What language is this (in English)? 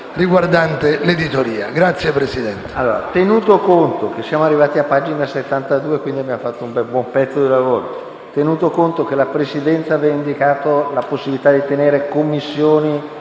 Italian